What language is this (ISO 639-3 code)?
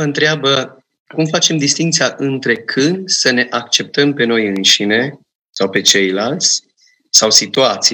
ron